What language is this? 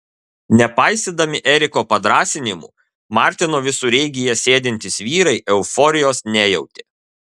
Lithuanian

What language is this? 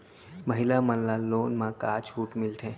Chhattisgarhi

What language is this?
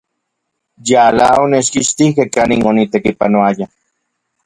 Central Puebla Nahuatl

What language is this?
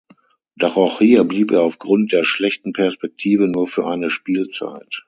German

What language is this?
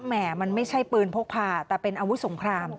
Thai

